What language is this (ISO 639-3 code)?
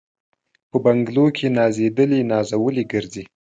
pus